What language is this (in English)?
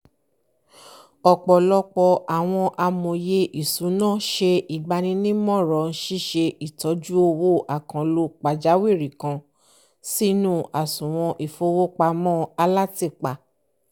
Yoruba